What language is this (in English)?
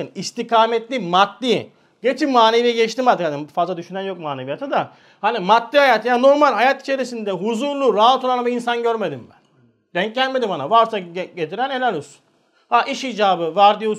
Turkish